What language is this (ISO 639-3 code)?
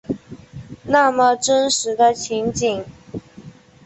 zho